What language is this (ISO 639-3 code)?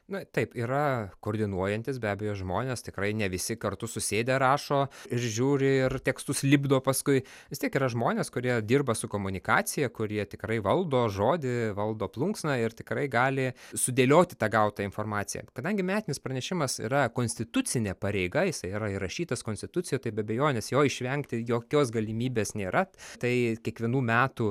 lit